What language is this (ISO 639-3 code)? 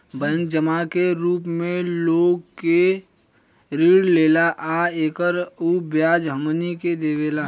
bho